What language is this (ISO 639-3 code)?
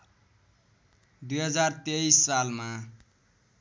nep